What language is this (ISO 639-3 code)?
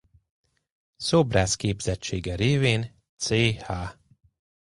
hun